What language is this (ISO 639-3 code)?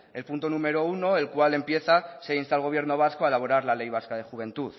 spa